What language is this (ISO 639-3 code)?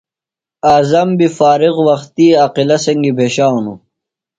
phl